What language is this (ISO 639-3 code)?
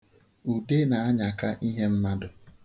ibo